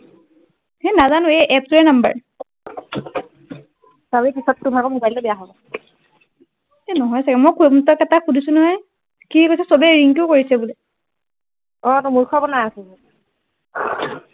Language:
Assamese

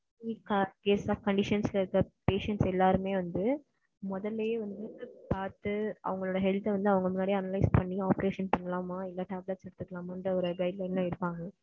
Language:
Tamil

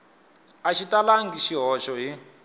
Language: Tsonga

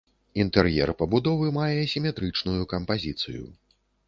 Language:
Belarusian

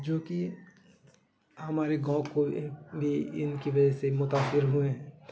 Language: Urdu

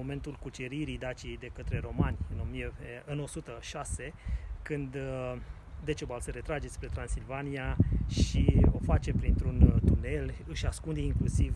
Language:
Romanian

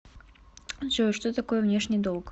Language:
Russian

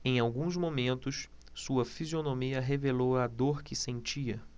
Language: Portuguese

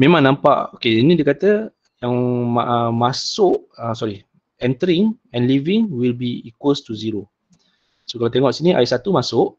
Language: Malay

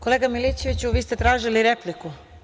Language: Serbian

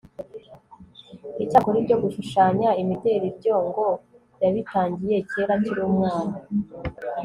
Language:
Kinyarwanda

